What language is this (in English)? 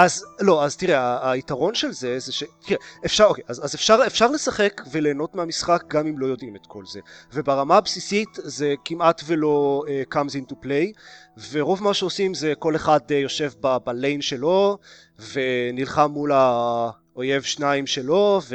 Hebrew